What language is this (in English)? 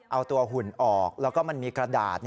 Thai